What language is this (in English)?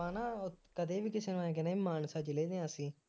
Punjabi